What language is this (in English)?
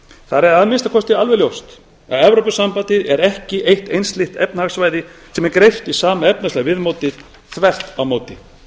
Icelandic